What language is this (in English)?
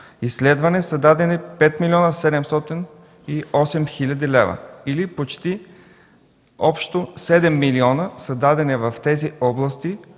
Bulgarian